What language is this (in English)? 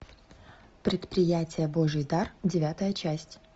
Russian